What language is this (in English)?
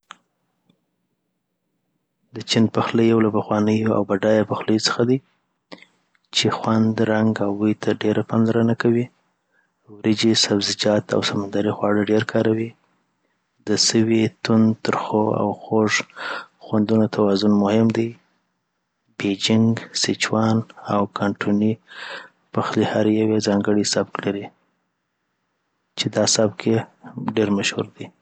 Southern Pashto